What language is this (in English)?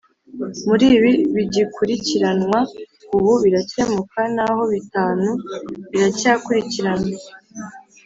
Kinyarwanda